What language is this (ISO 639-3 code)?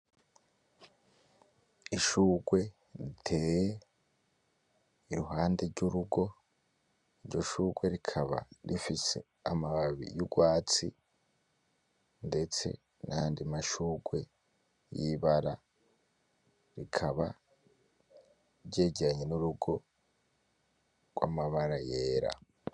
run